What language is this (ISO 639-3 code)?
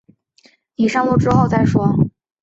zho